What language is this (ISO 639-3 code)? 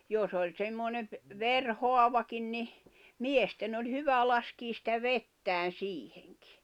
fin